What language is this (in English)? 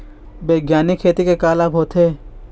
Chhattisgarhi